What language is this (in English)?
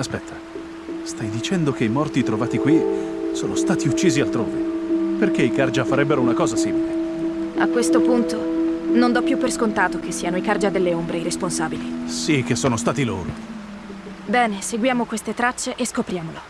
Italian